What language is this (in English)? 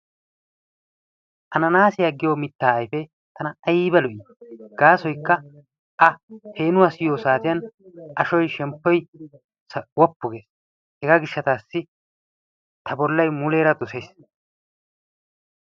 Wolaytta